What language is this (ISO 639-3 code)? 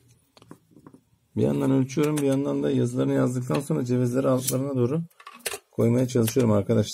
tur